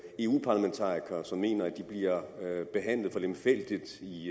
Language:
Danish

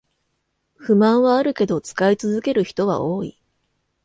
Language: Japanese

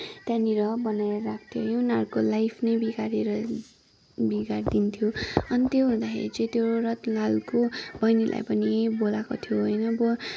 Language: Nepali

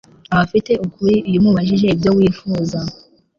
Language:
Kinyarwanda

